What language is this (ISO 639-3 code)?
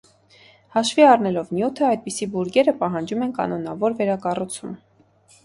hye